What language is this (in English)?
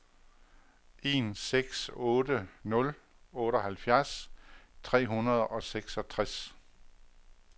Danish